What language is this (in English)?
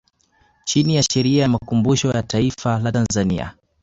Swahili